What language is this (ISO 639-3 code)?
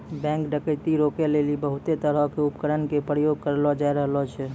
mai